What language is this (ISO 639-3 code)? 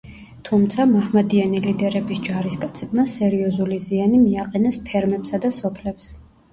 kat